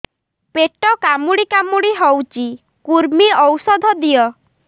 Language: Odia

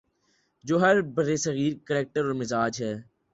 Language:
Urdu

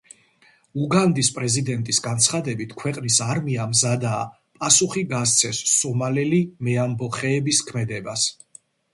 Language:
Georgian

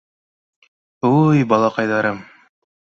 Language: Bashkir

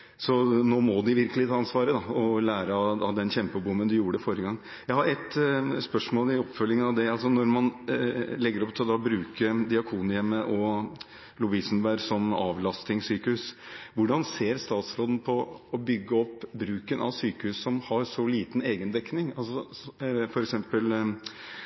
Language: Norwegian Bokmål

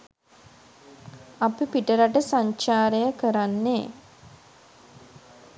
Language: Sinhala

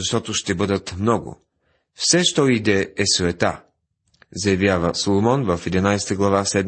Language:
Bulgarian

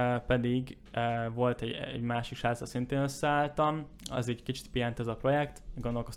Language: Hungarian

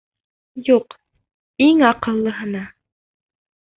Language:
Bashkir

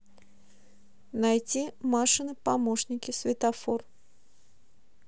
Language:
Russian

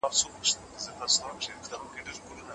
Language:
Pashto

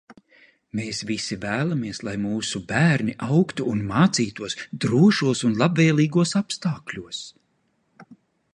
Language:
Latvian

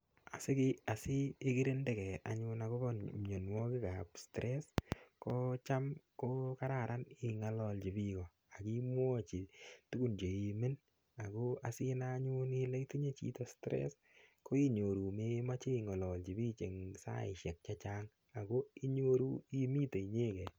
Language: Kalenjin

